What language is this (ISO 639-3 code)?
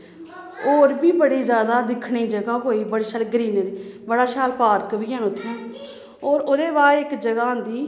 doi